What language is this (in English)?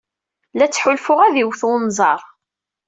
Kabyle